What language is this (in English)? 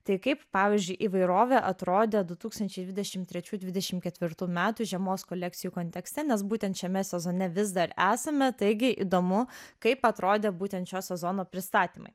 Lithuanian